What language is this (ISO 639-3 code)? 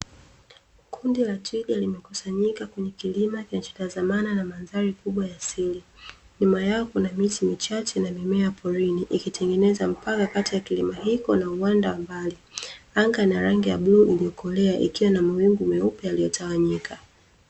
swa